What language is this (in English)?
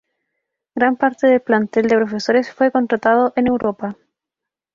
Spanish